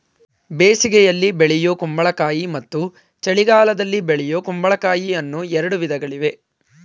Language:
Kannada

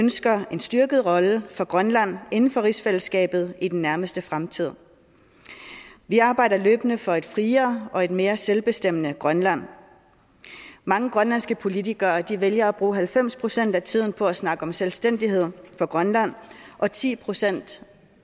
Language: Danish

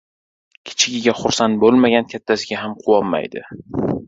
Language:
Uzbek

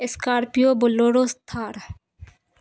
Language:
Urdu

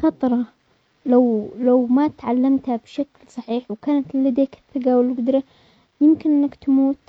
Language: Omani Arabic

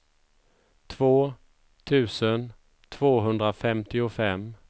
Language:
Swedish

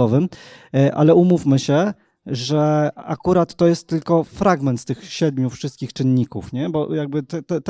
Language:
Polish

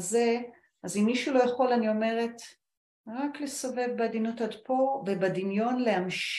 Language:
Hebrew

